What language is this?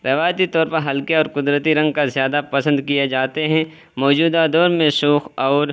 Urdu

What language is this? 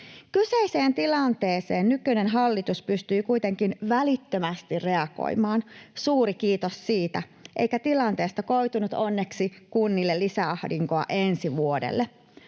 Finnish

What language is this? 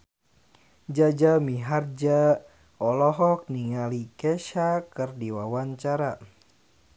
Sundanese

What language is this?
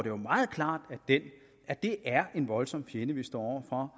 Danish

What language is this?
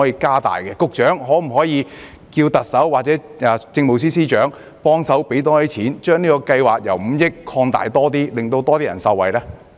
Cantonese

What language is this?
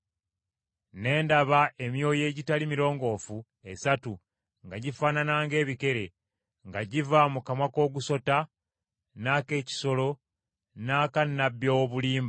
Ganda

